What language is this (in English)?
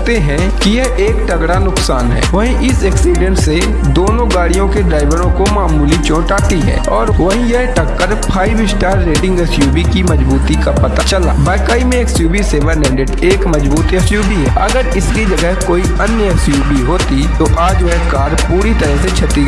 Hindi